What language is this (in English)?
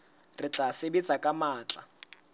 Southern Sotho